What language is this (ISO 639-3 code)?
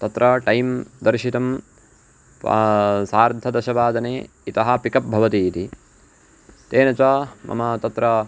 san